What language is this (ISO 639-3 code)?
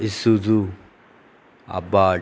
kok